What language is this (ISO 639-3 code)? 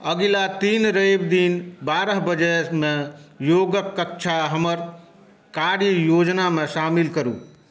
mai